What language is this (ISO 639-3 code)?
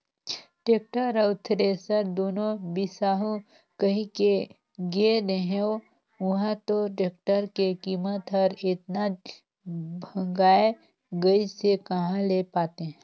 hne